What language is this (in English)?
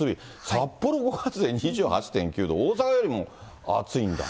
Japanese